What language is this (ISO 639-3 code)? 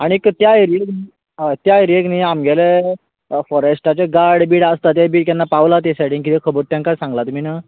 kok